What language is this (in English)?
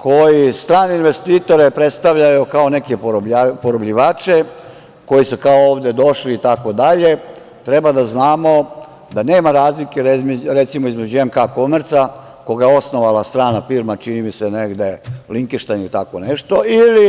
Serbian